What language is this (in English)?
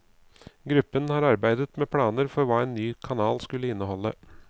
Norwegian